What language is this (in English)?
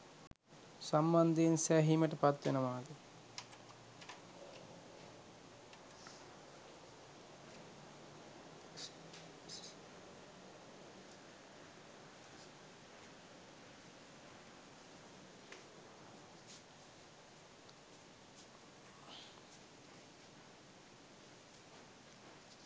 Sinhala